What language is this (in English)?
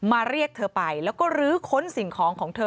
Thai